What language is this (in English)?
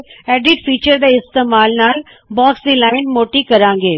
Punjabi